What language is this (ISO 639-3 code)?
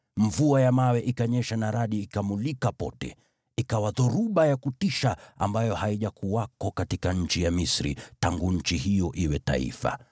swa